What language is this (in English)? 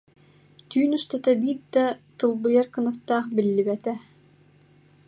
Yakut